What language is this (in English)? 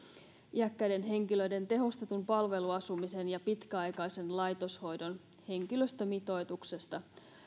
Finnish